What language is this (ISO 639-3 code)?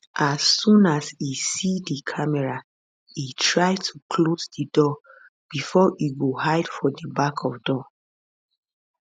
pcm